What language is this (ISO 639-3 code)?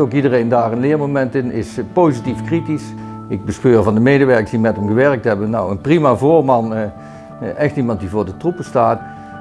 nld